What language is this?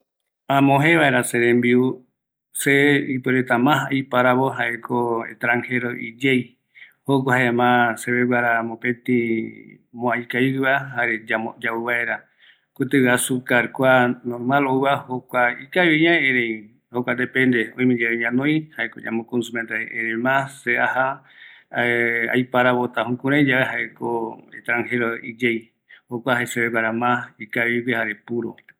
Eastern Bolivian Guaraní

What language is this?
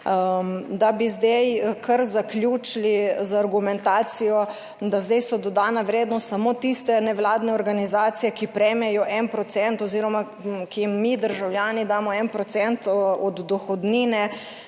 Slovenian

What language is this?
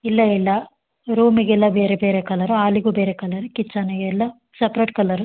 Kannada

